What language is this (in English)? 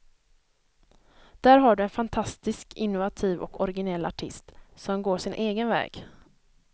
Swedish